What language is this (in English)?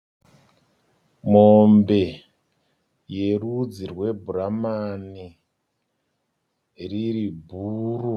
Shona